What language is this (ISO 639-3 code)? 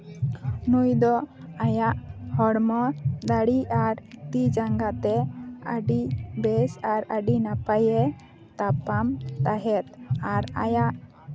sat